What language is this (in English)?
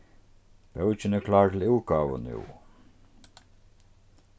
Faroese